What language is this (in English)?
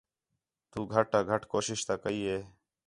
Khetrani